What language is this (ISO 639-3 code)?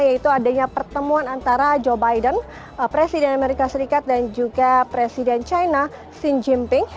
ind